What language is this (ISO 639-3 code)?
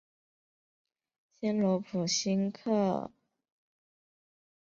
zho